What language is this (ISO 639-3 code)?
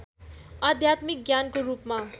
nep